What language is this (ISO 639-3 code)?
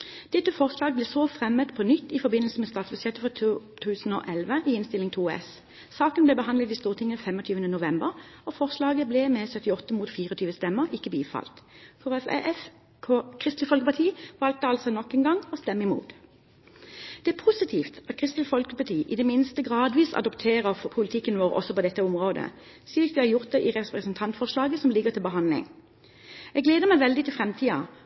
nob